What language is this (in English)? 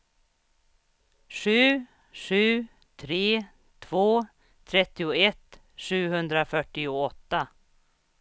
Swedish